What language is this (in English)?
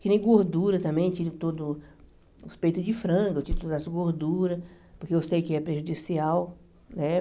Portuguese